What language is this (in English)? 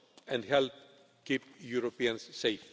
English